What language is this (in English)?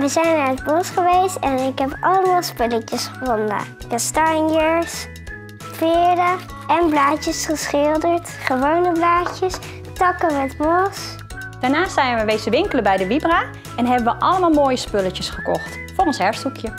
Dutch